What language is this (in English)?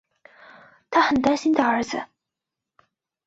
Chinese